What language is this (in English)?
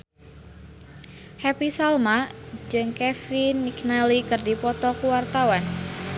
Sundanese